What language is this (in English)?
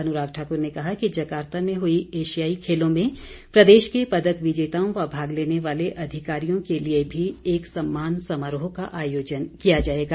Hindi